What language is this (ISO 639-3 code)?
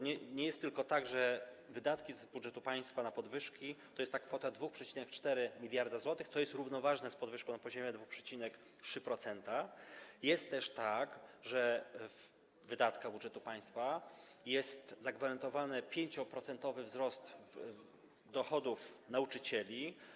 pol